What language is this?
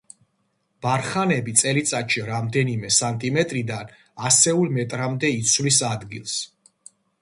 Georgian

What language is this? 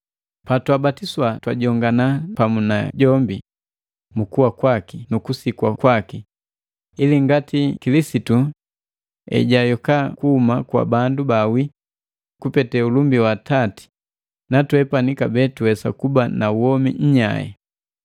Matengo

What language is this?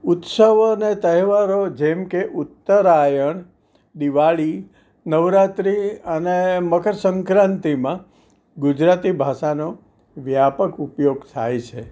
Gujarati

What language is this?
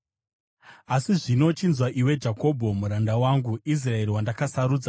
Shona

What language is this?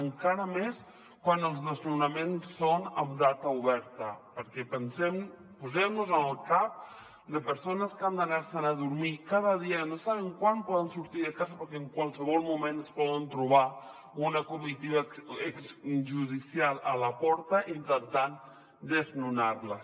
Catalan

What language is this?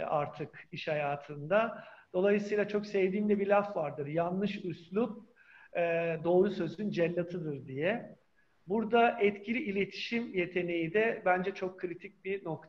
Turkish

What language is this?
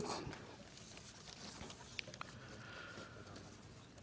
Indonesian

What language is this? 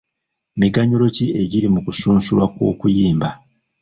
Ganda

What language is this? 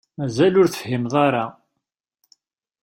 Kabyle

